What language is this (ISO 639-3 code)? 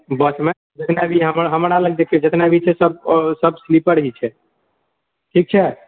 mai